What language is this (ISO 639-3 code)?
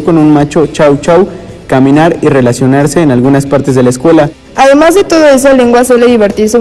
spa